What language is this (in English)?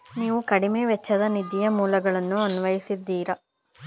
Kannada